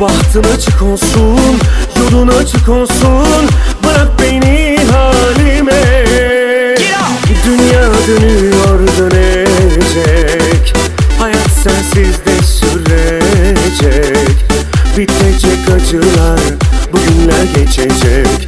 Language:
Turkish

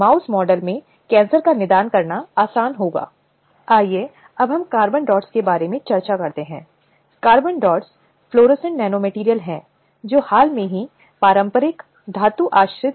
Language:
Hindi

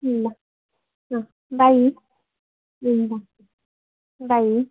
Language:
Nepali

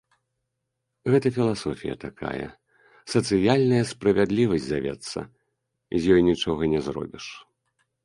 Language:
Belarusian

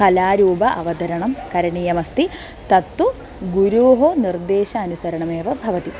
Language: Sanskrit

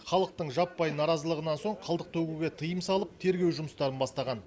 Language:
Kazakh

